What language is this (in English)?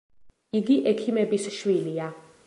Georgian